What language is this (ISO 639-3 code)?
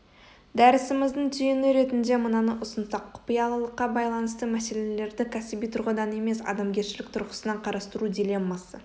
kaz